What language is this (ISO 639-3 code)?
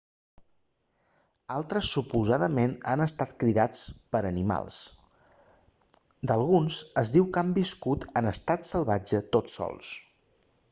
cat